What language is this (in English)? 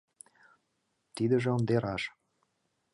Mari